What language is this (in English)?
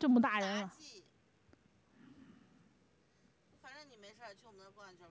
Chinese